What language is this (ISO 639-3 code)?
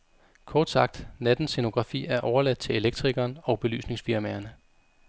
dan